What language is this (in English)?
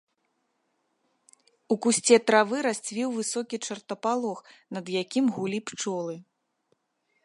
Belarusian